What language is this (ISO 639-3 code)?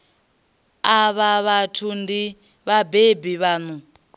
ven